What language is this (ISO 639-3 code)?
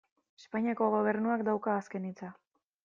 eus